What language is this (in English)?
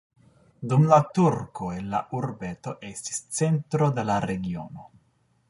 Esperanto